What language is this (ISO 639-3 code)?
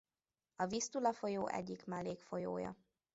hun